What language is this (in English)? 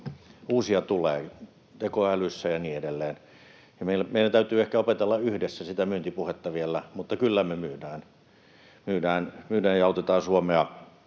Finnish